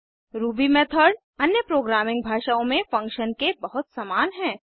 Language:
Hindi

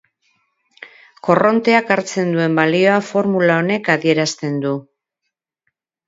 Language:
Basque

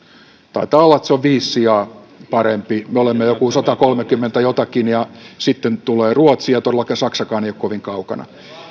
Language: Finnish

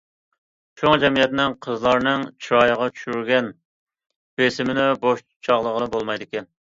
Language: Uyghur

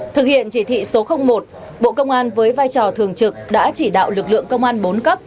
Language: Vietnamese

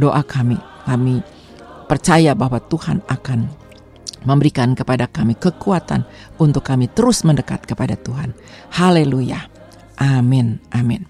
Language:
Indonesian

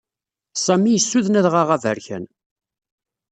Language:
Kabyle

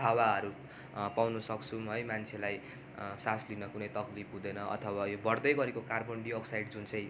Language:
Nepali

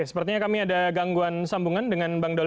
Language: Indonesian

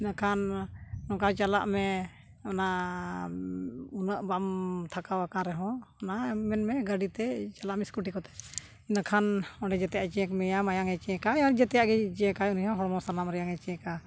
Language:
Santali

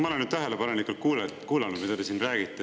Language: Estonian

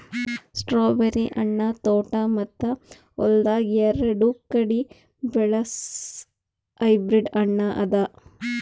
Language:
Kannada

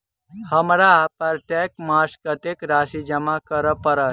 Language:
Maithili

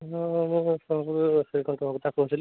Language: Odia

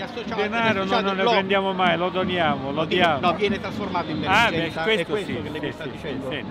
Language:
Italian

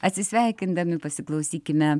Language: Lithuanian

